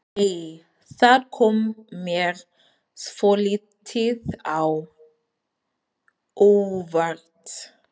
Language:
Icelandic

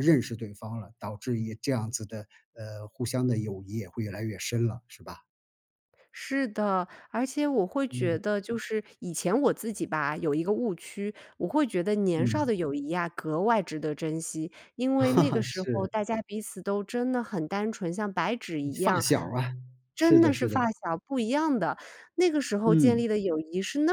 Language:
Chinese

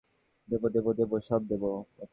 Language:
Bangla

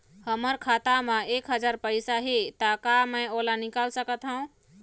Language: Chhattisgarhi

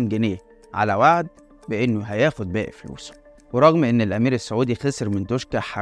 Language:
Arabic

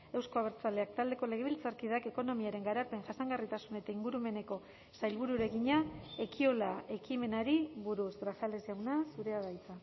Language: Basque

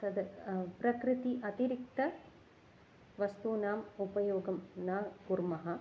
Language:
Sanskrit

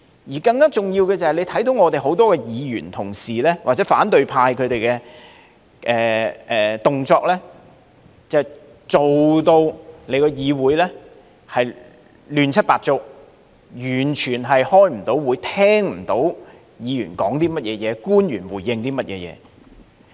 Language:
Cantonese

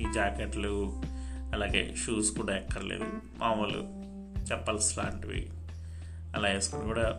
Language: Telugu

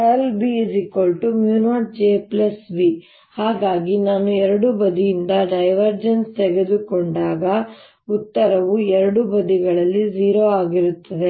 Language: Kannada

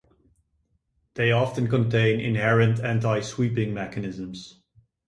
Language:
English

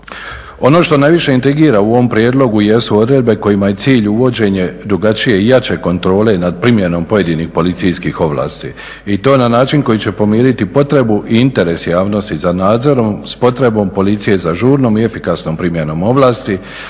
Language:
Croatian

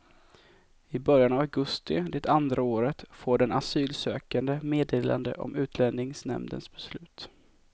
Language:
Swedish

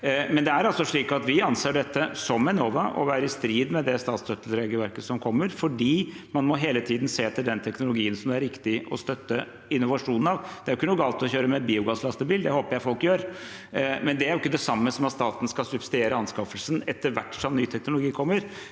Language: Norwegian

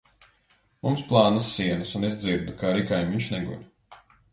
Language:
Latvian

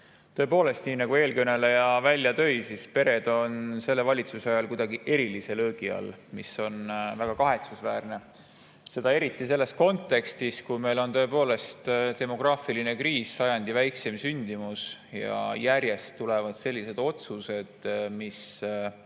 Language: Estonian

